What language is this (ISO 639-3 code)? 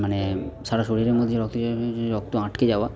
ben